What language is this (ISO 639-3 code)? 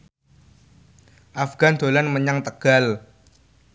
jav